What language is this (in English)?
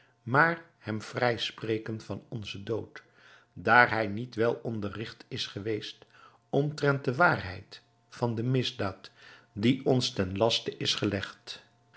Dutch